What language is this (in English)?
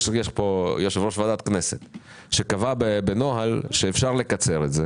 Hebrew